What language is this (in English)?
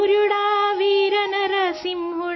Urdu